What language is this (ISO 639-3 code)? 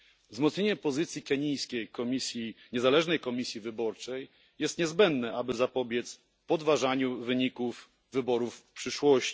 pol